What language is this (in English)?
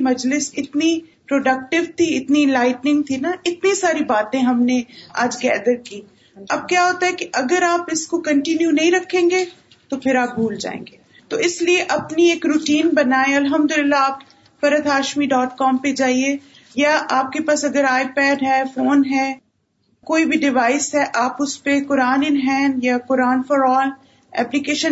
Urdu